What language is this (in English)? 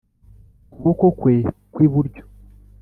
Kinyarwanda